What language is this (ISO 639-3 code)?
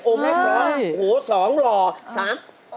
tha